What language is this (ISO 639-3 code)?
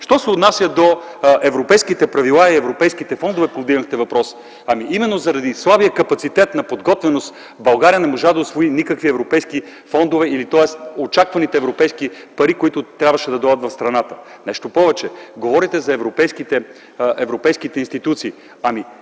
bul